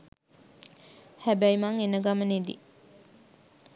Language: Sinhala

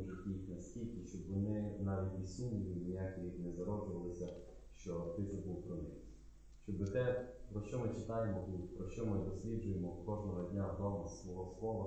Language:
Ukrainian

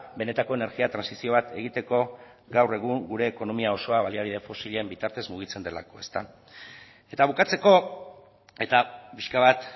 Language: Basque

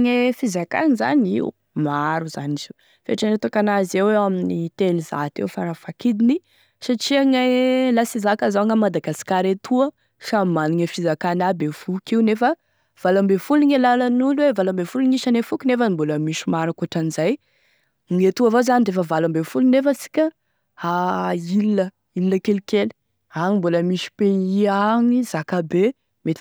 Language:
Tesaka Malagasy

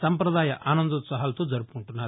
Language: Telugu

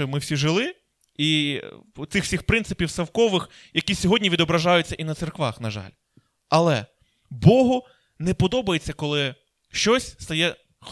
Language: Ukrainian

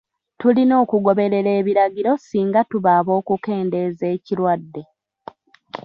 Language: Ganda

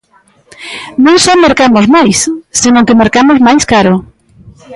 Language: Galician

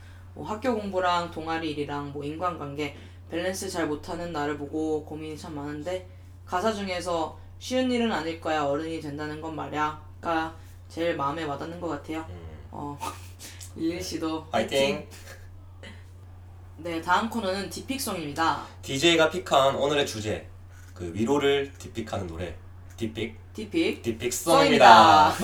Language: Korean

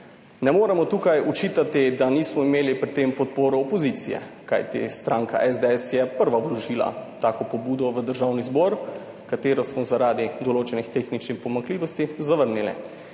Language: Slovenian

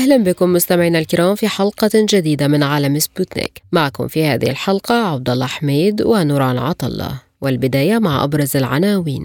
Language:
Arabic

